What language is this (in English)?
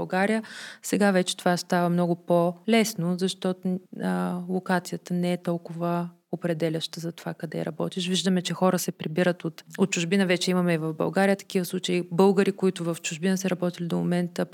Bulgarian